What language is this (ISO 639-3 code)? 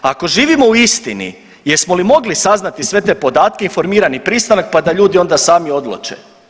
hrv